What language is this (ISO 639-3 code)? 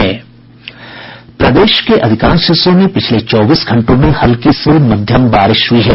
hin